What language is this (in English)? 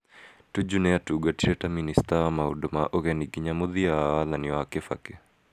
Kikuyu